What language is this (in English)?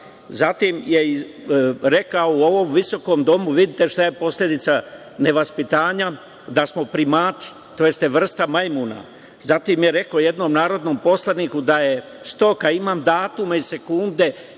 Serbian